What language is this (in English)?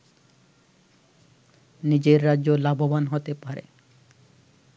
Bangla